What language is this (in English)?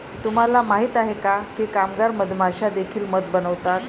Marathi